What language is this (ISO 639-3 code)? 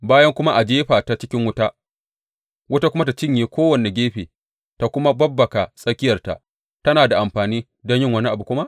hau